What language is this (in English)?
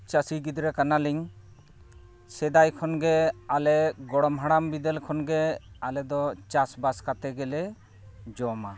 Santali